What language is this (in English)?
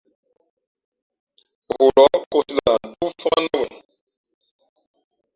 Fe'fe'